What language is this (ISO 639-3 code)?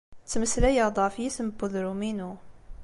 kab